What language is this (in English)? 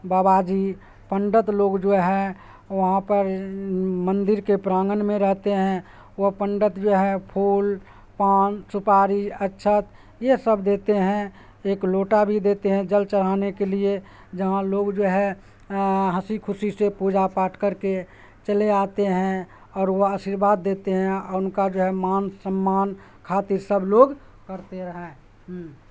Urdu